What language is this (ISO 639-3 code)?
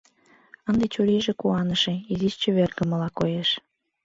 chm